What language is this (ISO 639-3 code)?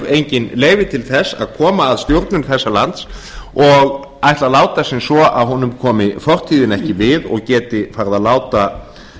isl